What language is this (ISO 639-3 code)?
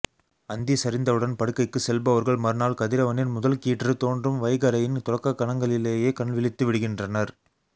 tam